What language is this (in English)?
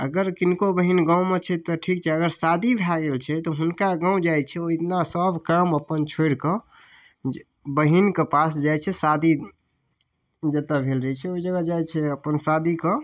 Maithili